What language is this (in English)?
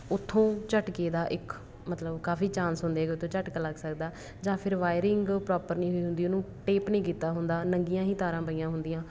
Punjabi